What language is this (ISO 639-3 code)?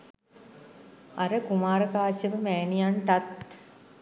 sin